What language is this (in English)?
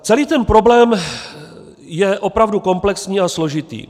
Czech